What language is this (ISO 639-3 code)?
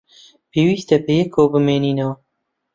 ckb